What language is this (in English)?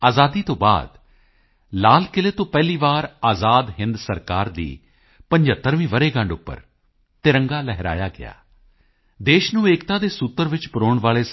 Punjabi